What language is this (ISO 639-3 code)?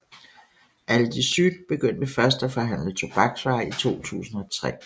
dan